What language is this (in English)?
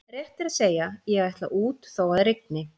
Icelandic